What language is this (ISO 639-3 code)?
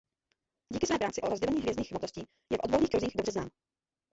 ces